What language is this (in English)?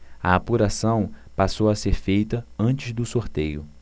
Portuguese